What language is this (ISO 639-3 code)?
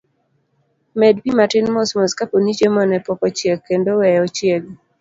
luo